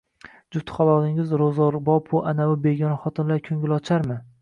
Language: Uzbek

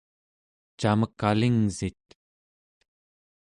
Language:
Central Yupik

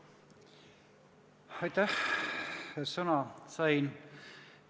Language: Estonian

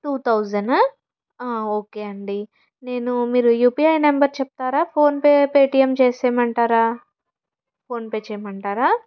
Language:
Telugu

